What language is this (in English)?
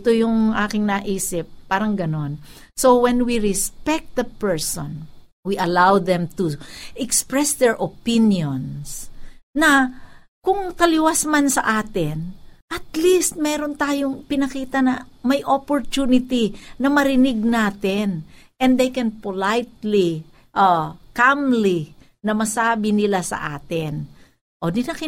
Filipino